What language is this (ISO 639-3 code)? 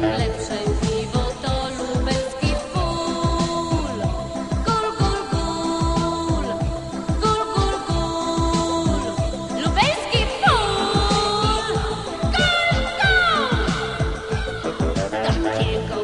pol